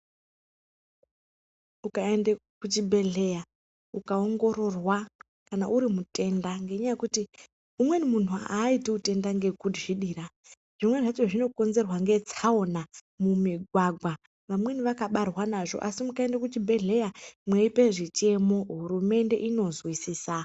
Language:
Ndau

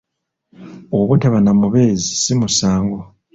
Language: Ganda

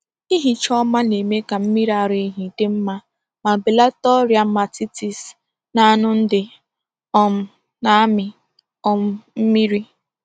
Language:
Igbo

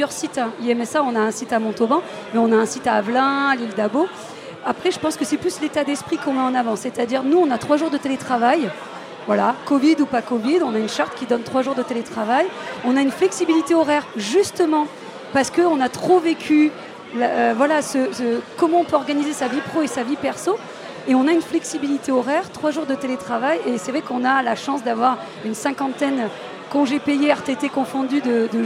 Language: French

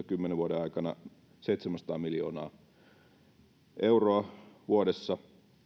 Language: Finnish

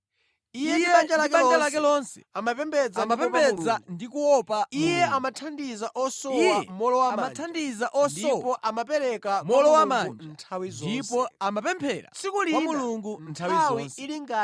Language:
Nyanja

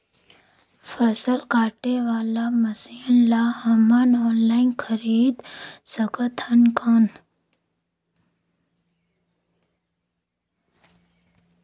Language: Chhattisgarhi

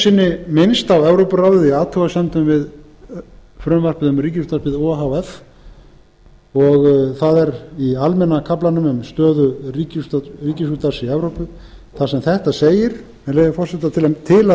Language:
Icelandic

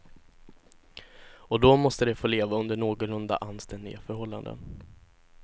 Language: Swedish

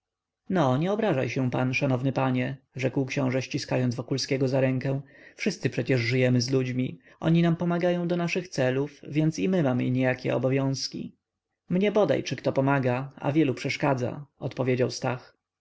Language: Polish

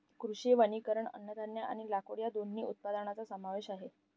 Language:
Marathi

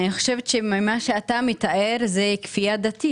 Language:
Hebrew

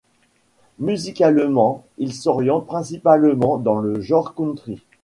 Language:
French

